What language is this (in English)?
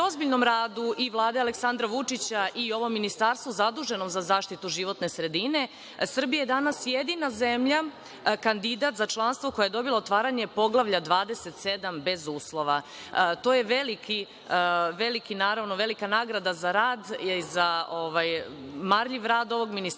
Serbian